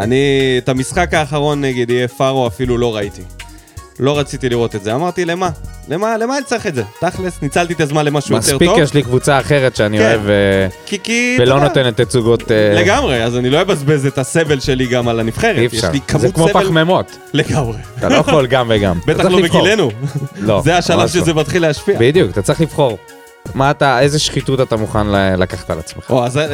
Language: Hebrew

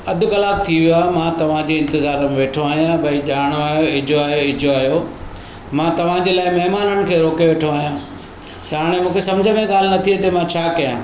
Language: Sindhi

